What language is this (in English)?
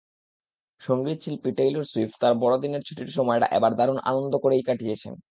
Bangla